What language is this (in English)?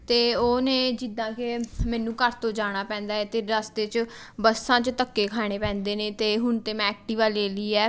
Punjabi